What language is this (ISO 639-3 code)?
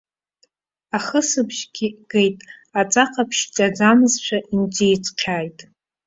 abk